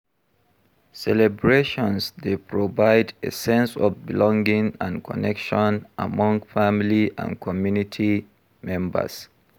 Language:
Nigerian Pidgin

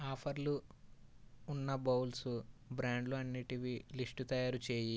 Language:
Telugu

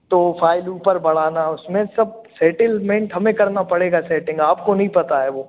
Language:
Hindi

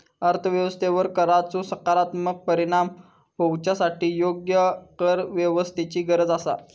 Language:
Marathi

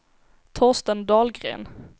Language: Swedish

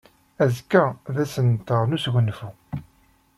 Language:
Kabyle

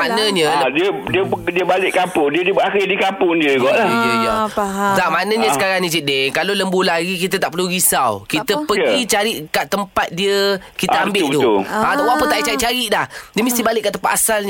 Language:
Malay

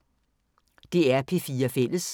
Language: Danish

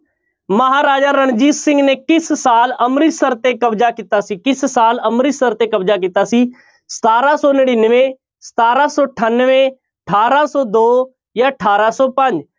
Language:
Punjabi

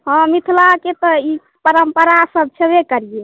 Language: Maithili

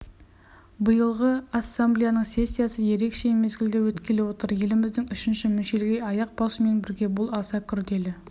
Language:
Kazakh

